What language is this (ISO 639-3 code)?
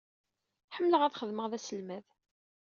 kab